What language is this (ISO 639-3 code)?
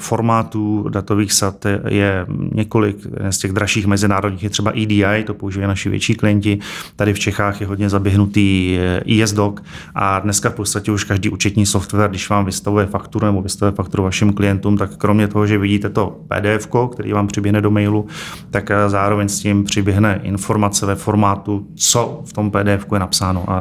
ces